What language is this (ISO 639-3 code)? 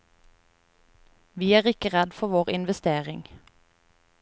nor